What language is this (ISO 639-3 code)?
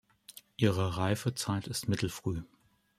deu